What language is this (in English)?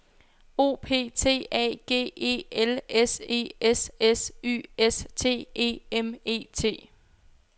Danish